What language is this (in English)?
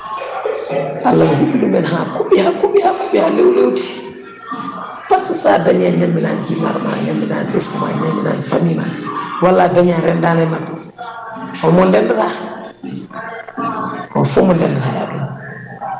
Fula